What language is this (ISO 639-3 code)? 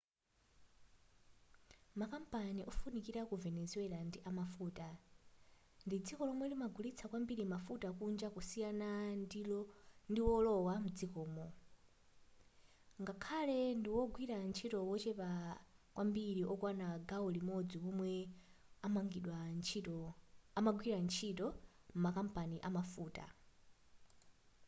nya